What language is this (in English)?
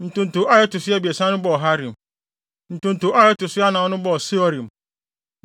Akan